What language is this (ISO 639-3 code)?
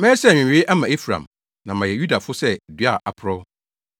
aka